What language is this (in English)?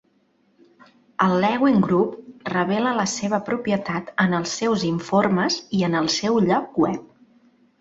Catalan